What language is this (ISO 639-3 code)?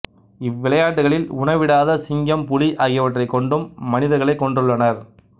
tam